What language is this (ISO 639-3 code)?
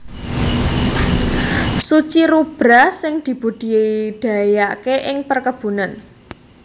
jav